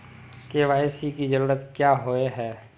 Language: Magahi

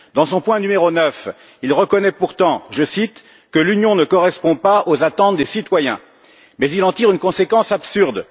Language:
French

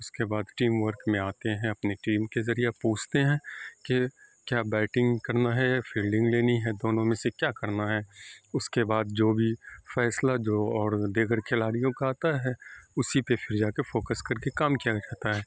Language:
Urdu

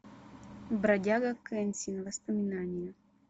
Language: Russian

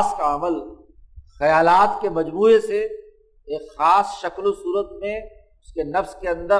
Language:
Urdu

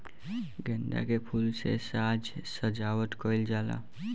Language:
Bhojpuri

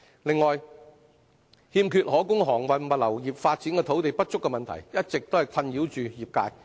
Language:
Cantonese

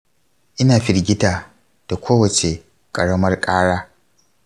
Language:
Hausa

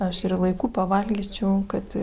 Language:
Lithuanian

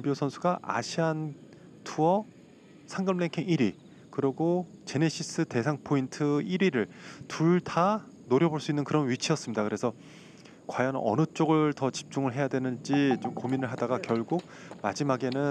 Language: Korean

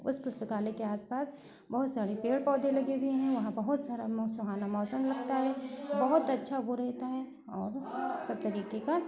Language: Hindi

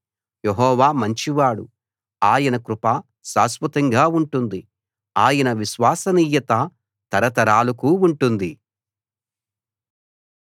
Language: Telugu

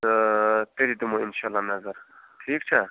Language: Kashmiri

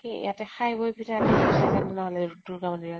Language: Assamese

